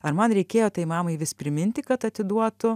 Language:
Lithuanian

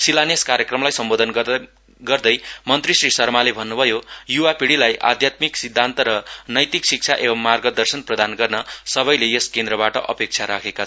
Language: Nepali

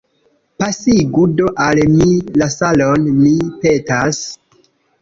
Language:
Esperanto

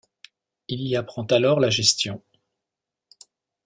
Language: French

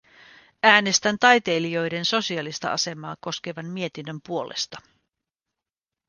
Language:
Finnish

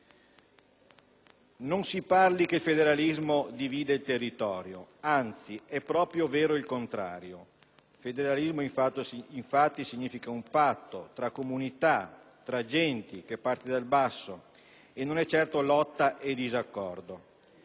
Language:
Italian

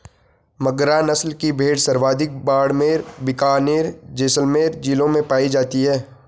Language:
Hindi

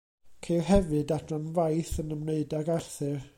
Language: Welsh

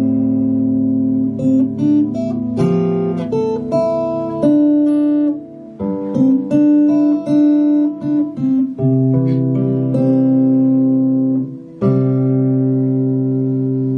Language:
Chinese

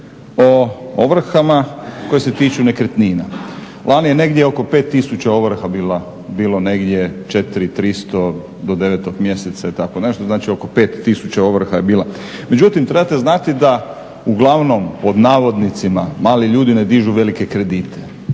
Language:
Croatian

